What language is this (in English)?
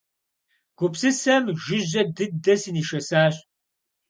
Kabardian